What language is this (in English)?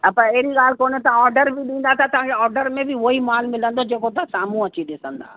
Sindhi